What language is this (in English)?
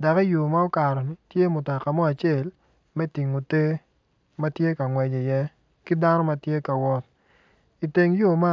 Acoli